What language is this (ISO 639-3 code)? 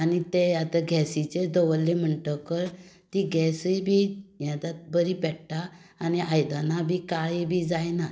kok